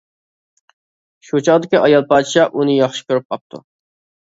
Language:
Uyghur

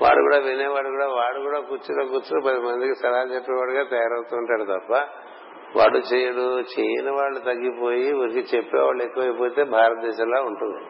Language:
Telugu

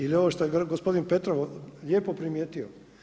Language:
Croatian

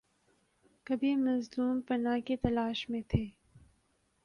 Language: Urdu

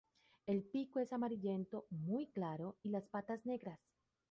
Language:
Spanish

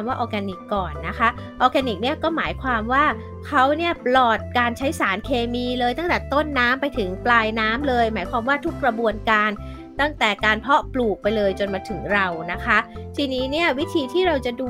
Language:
Thai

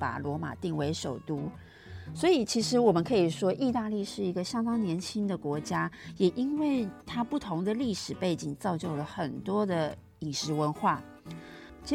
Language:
Chinese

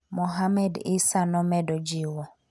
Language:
Luo (Kenya and Tanzania)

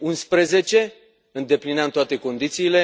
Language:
Romanian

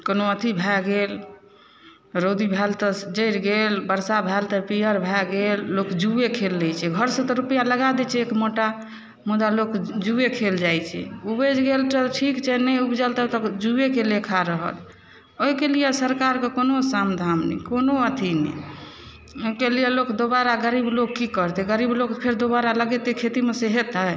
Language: Maithili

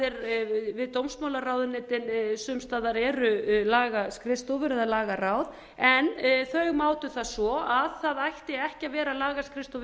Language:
Icelandic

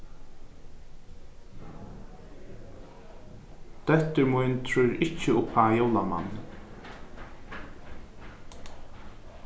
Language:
Faroese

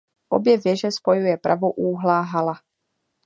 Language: Czech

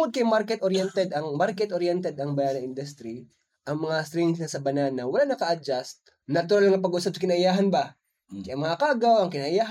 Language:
Filipino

